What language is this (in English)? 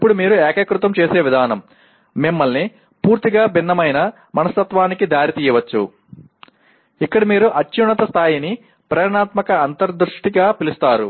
Telugu